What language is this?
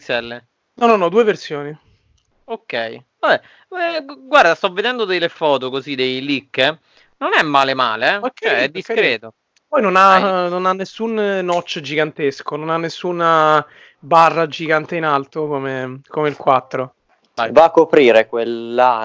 Italian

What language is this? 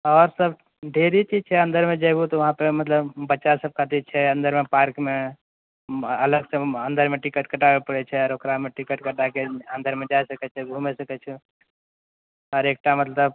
Maithili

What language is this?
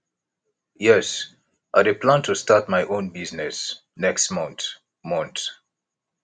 Nigerian Pidgin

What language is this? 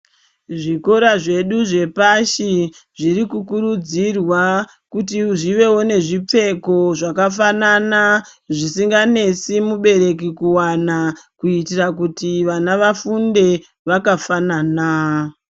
Ndau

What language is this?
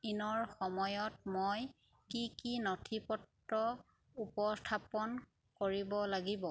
Assamese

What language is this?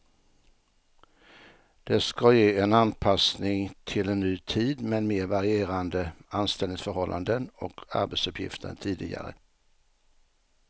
Swedish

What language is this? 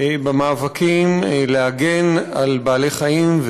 Hebrew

